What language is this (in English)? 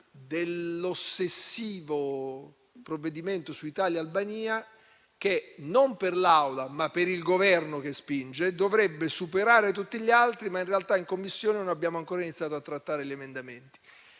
Italian